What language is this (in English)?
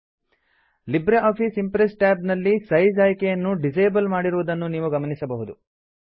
Kannada